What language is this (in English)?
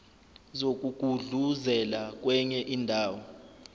Zulu